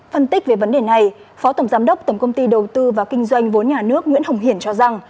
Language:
Vietnamese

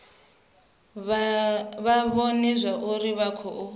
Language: Venda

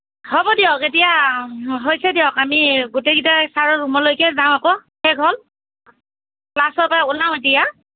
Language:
Assamese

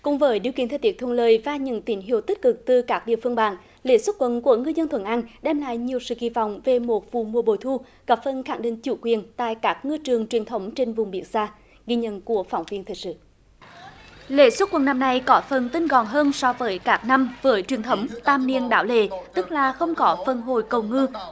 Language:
Vietnamese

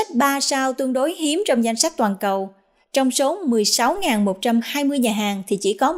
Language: Vietnamese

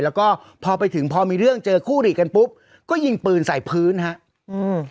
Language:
Thai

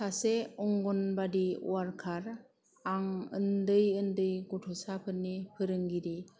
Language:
Bodo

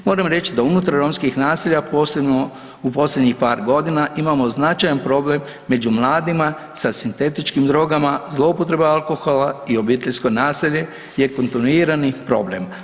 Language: Croatian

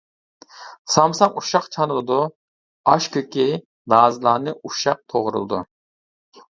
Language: Uyghur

